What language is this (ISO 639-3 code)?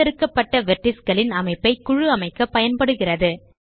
tam